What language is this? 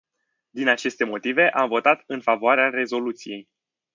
Romanian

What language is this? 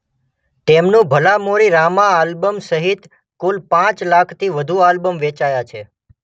Gujarati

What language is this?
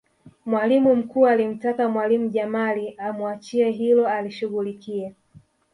Swahili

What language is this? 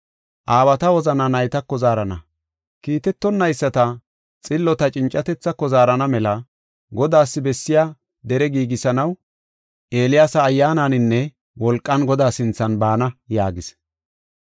Gofa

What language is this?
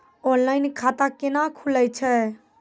Maithili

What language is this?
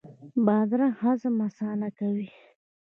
Pashto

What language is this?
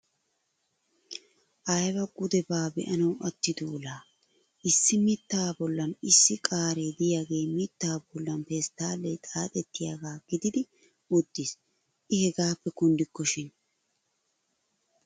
Wolaytta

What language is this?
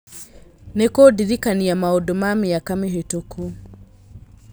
Kikuyu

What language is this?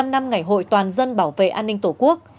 Vietnamese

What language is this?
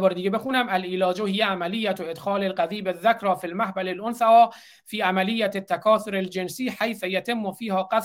Persian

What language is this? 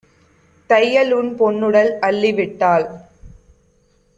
Tamil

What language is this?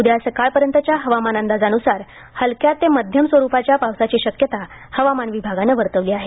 Marathi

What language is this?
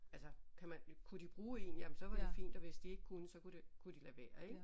Danish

